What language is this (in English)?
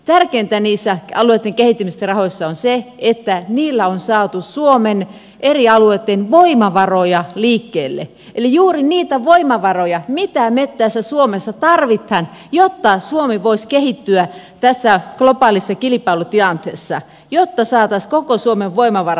Finnish